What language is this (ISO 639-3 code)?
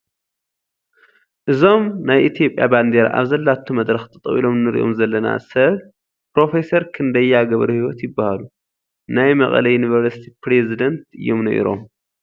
tir